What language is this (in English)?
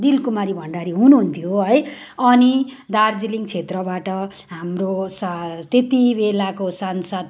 Nepali